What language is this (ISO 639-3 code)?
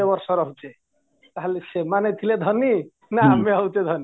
ori